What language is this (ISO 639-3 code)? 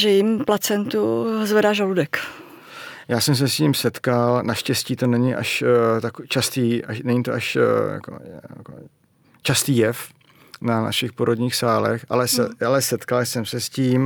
ces